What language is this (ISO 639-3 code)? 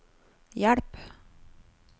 nor